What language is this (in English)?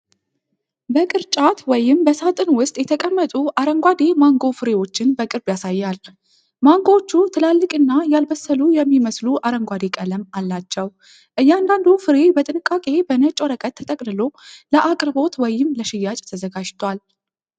Amharic